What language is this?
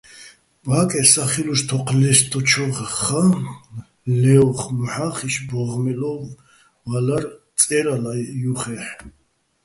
Bats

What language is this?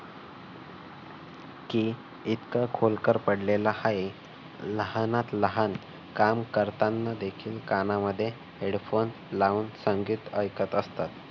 Marathi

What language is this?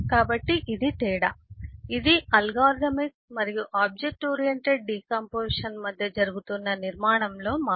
Telugu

